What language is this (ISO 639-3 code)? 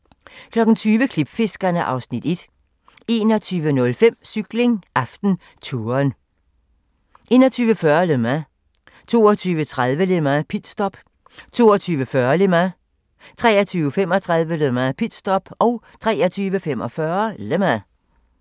dan